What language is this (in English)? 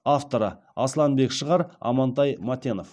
Kazakh